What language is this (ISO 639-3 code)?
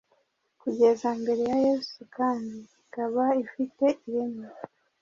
kin